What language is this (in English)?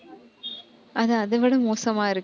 Tamil